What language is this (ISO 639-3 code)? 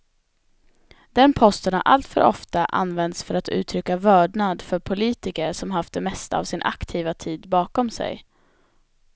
swe